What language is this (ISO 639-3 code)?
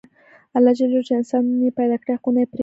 pus